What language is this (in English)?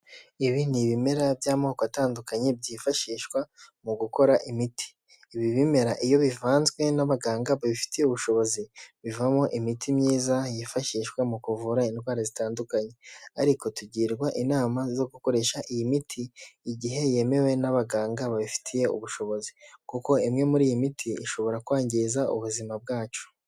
Kinyarwanda